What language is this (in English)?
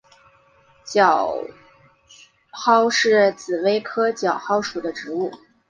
Chinese